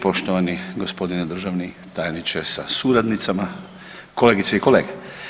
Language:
Croatian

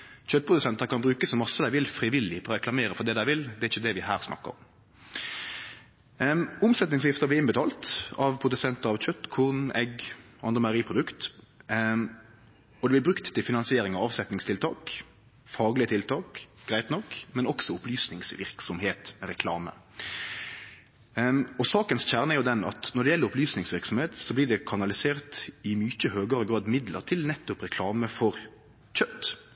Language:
Norwegian Nynorsk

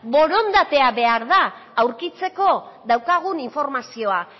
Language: Basque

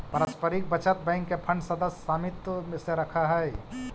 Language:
Magahi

